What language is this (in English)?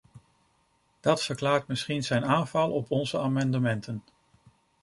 Dutch